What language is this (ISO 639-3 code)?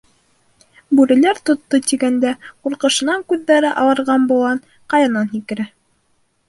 bak